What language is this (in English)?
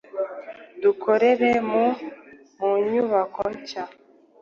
Kinyarwanda